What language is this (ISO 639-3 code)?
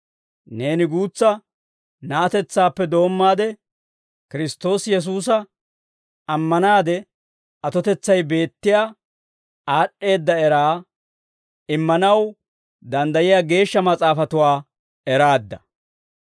dwr